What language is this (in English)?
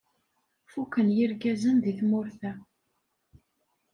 Kabyle